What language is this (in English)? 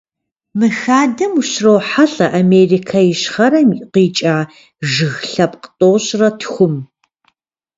Kabardian